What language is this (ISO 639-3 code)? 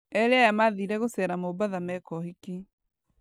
kik